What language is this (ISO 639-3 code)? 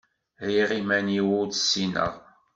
kab